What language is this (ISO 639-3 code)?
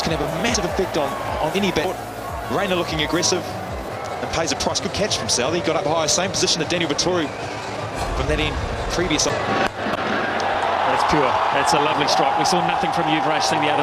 eng